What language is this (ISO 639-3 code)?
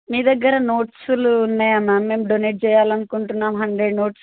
tel